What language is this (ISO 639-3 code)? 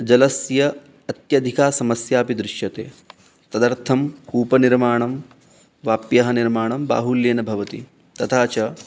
san